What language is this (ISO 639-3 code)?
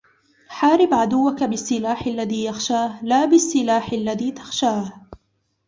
ara